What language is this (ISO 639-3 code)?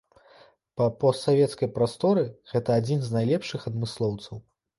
bel